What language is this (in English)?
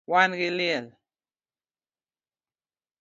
Luo (Kenya and Tanzania)